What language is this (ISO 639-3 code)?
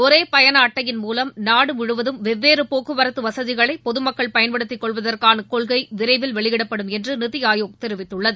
tam